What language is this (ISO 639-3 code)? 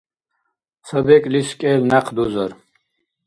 dar